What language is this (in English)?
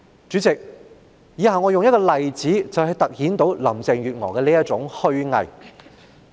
Cantonese